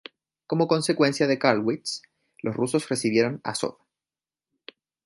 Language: Spanish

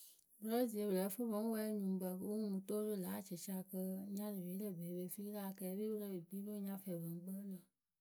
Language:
Akebu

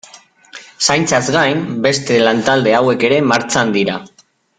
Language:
Basque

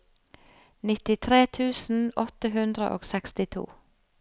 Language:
Norwegian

